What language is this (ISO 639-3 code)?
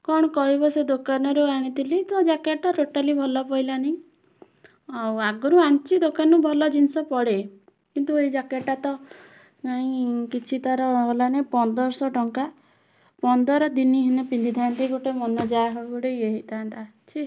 ori